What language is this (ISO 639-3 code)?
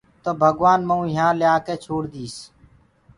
ggg